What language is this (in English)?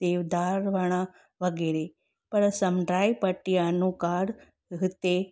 Sindhi